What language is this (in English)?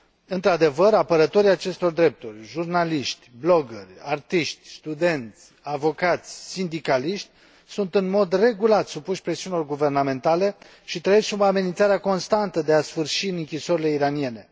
Romanian